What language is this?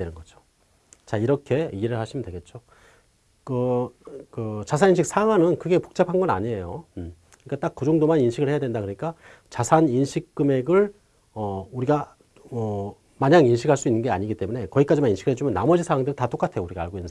Korean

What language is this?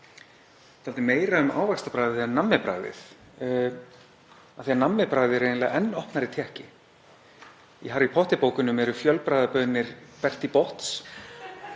Icelandic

